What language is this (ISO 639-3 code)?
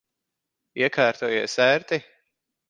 lav